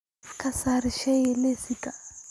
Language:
Somali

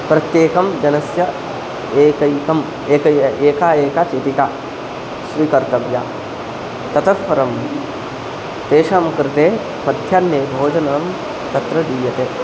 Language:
Sanskrit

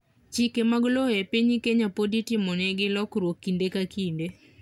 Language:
Luo (Kenya and Tanzania)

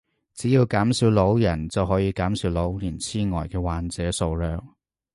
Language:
Cantonese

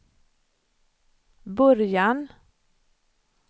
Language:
Swedish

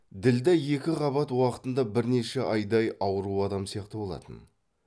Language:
Kazakh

